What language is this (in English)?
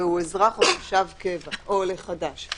Hebrew